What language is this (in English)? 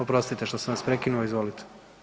Croatian